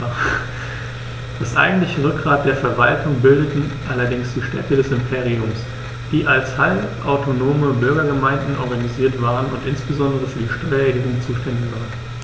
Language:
German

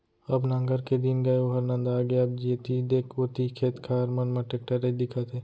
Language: Chhattisgarhi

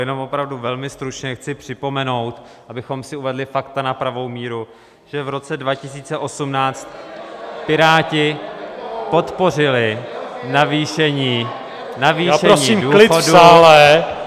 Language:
Czech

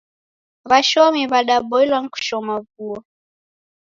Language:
Taita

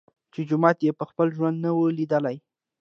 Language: Pashto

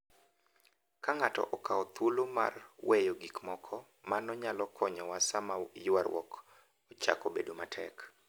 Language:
Luo (Kenya and Tanzania)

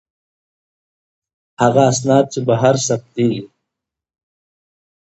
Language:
Pashto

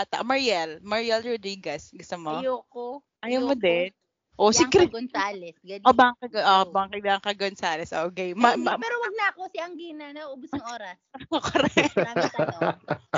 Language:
Filipino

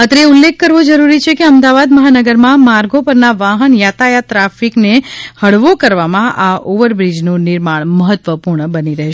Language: Gujarati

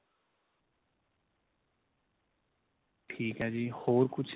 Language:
Punjabi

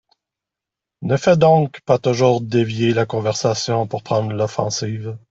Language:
French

